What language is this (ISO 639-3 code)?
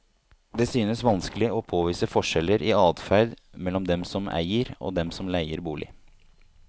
nor